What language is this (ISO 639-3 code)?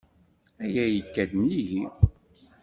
kab